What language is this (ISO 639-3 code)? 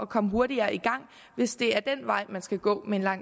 dan